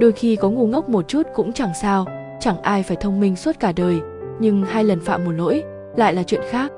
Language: Vietnamese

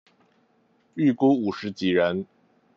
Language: Chinese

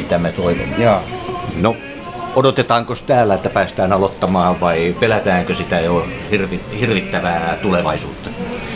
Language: Finnish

